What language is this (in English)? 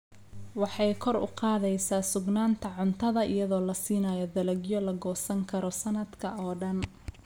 Somali